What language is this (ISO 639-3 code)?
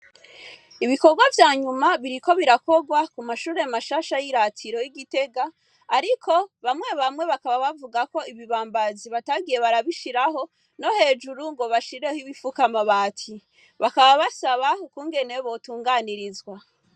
run